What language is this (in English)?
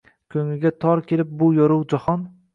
Uzbek